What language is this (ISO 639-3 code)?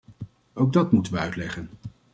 nld